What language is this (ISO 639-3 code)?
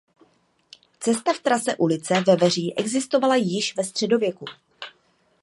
ces